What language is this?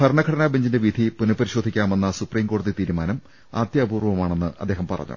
Malayalam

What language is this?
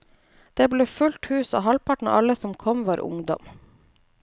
Norwegian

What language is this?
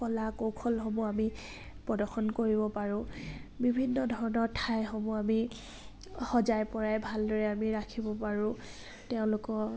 Assamese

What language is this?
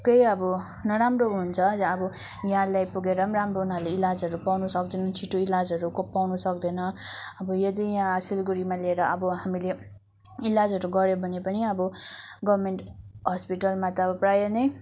Nepali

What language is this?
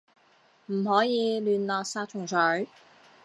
Cantonese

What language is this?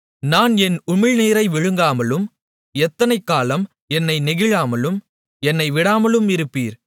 Tamil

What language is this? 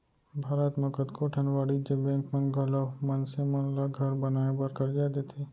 Chhattisgarhi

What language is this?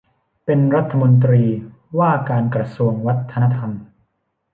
Thai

